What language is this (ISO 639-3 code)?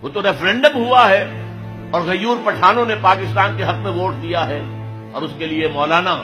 hin